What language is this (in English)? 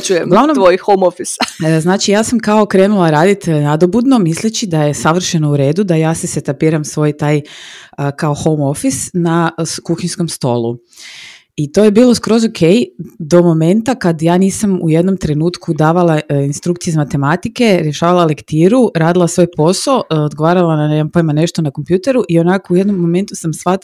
Croatian